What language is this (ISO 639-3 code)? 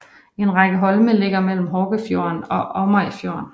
dan